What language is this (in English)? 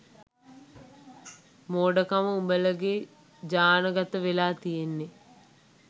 Sinhala